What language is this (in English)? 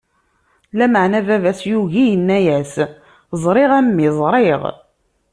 Kabyle